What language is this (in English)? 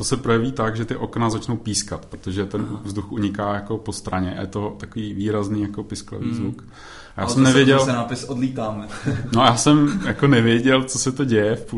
Czech